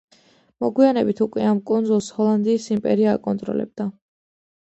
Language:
Georgian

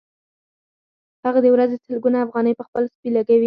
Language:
Pashto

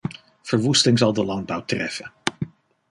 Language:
Dutch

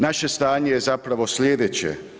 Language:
Croatian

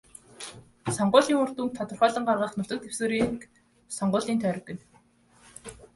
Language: Mongolian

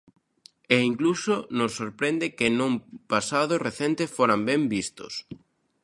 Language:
Galician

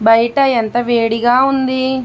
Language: Telugu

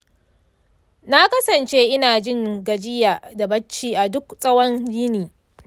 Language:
Hausa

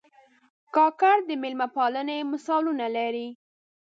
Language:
Pashto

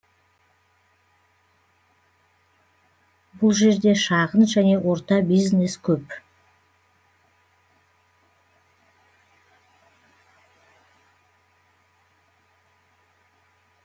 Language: Kazakh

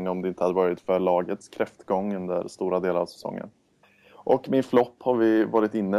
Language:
Swedish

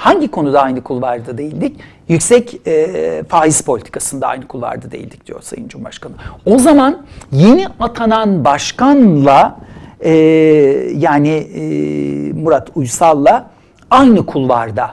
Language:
Turkish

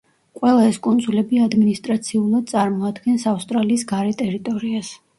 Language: Georgian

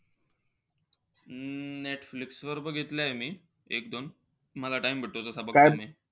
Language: Marathi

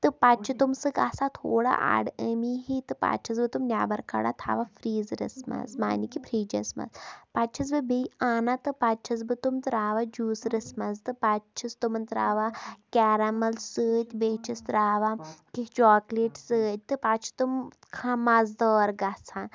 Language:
Kashmiri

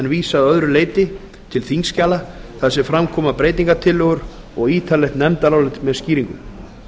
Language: Icelandic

